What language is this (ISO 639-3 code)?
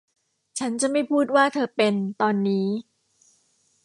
tha